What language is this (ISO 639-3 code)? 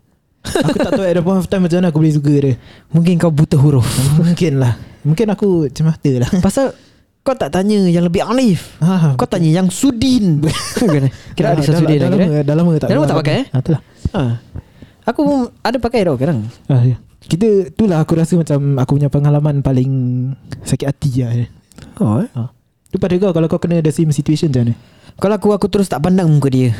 msa